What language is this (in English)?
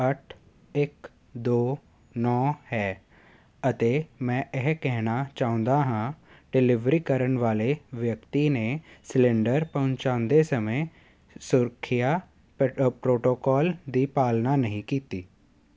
Punjabi